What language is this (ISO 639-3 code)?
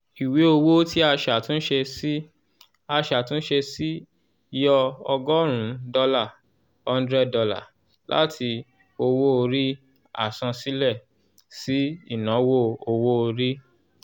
yor